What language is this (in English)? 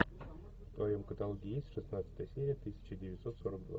Russian